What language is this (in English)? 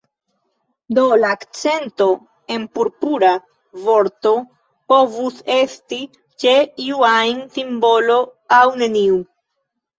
Esperanto